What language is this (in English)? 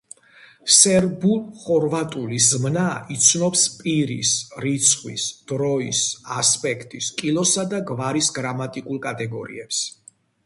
Georgian